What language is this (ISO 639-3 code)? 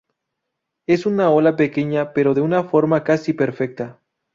spa